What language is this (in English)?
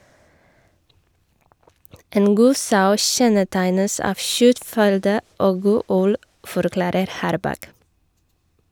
Norwegian